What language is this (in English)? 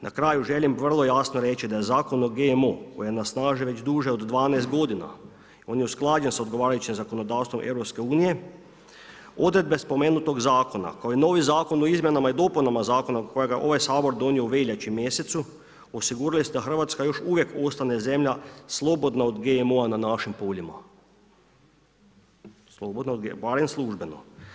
Croatian